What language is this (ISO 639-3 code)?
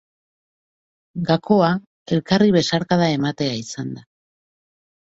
eus